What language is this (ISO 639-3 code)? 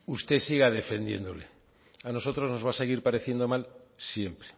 spa